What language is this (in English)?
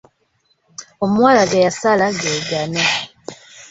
Ganda